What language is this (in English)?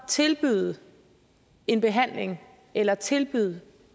Danish